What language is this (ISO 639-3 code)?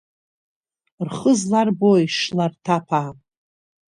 abk